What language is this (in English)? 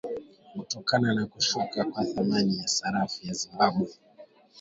Swahili